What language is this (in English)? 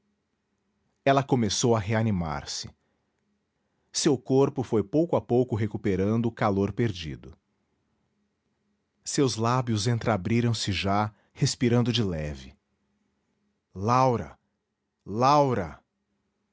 Portuguese